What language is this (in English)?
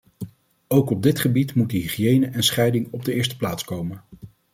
Dutch